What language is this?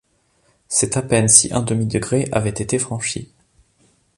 French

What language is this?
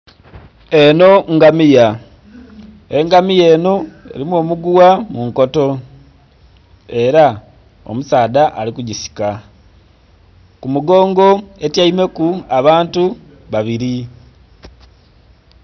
Soga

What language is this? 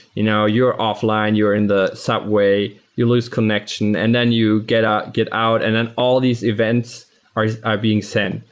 English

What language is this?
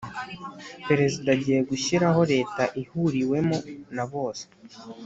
Kinyarwanda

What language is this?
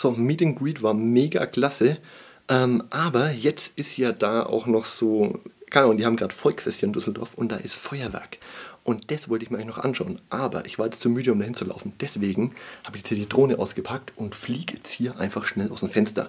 German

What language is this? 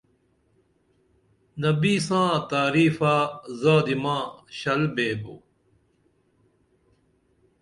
Dameli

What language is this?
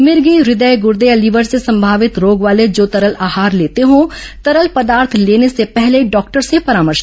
Hindi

